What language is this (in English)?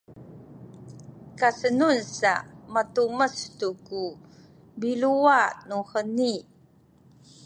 Sakizaya